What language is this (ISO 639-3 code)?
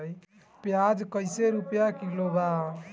bho